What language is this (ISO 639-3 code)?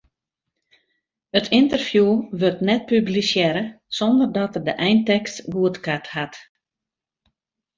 fry